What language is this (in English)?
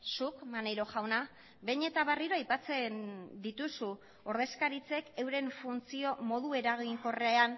Basque